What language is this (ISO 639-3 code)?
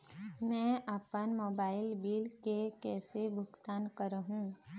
hne